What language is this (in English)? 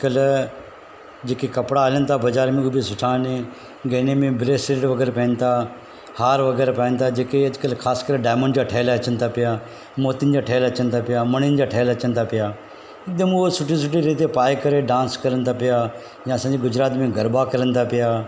Sindhi